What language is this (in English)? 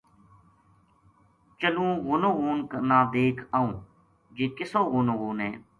Gujari